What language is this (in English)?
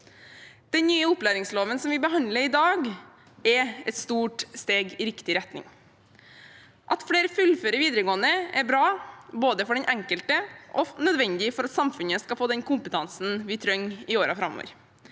Norwegian